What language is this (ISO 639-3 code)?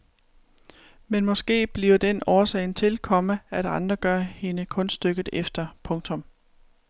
dan